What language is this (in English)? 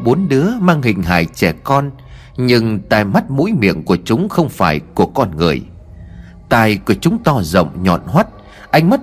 Vietnamese